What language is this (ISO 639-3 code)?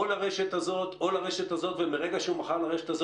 heb